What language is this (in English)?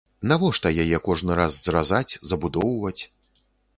Belarusian